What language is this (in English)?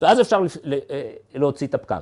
Hebrew